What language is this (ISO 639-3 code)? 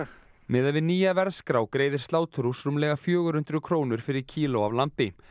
isl